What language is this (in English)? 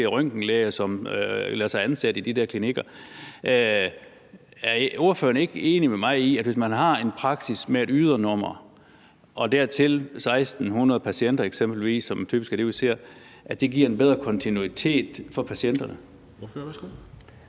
Danish